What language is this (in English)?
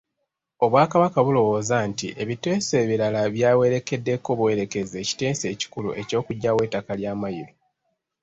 Ganda